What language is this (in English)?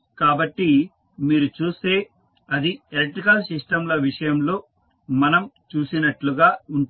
Telugu